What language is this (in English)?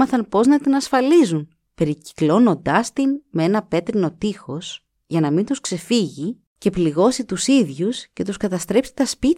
Greek